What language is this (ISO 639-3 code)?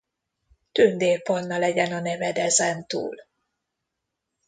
hun